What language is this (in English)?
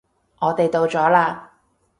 Cantonese